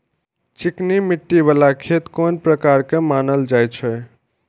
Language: Maithili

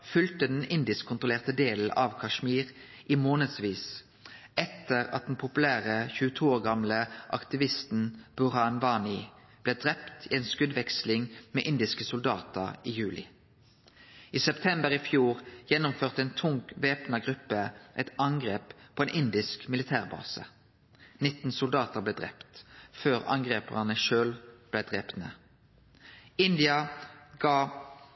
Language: Norwegian Nynorsk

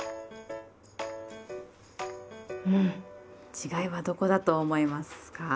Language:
Japanese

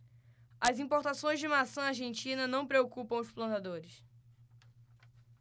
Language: Portuguese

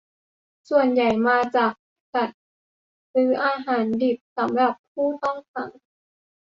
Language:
Thai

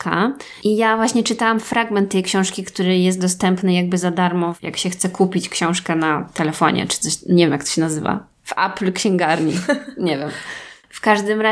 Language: Polish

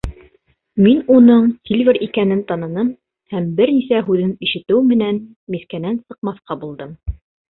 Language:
Bashkir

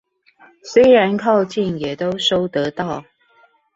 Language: Chinese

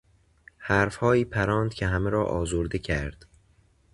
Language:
Persian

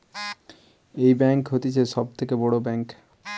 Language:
Bangla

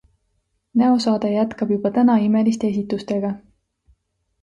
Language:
Estonian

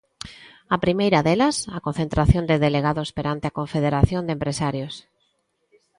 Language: Galician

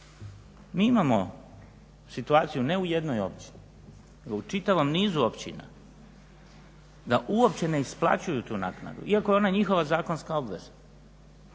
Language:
Croatian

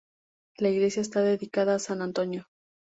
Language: Spanish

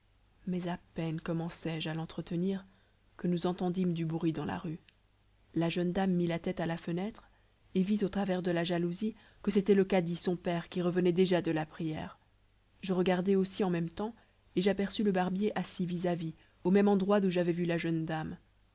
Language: French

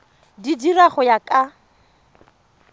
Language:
Tswana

